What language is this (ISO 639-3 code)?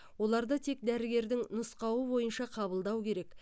kaz